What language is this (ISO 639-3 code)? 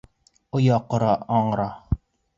bak